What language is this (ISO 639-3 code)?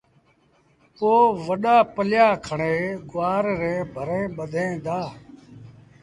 sbn